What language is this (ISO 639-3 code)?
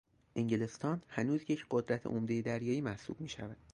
fas